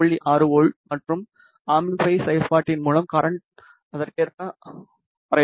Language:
Tamil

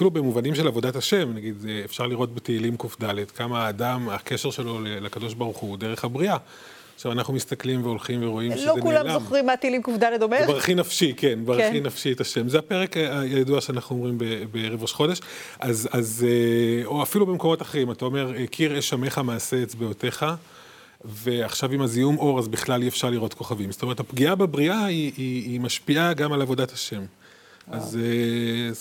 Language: Hebrew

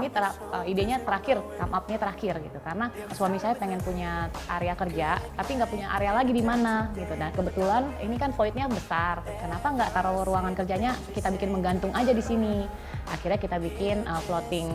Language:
Indonesian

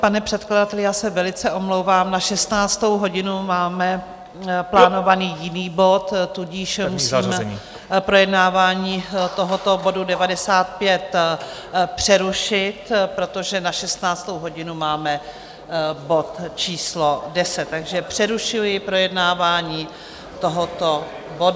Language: Czech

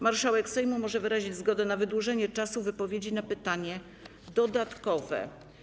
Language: Polish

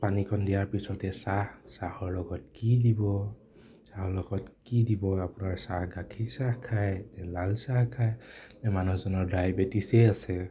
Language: Assamese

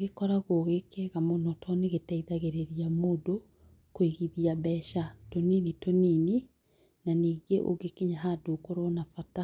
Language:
Kikuyu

